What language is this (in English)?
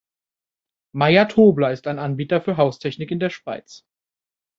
German